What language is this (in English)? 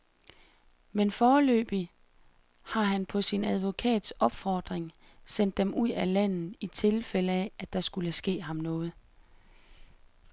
Danish